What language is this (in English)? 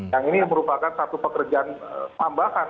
Indonesian